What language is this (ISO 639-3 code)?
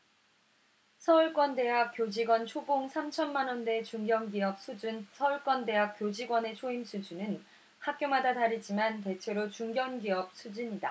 kor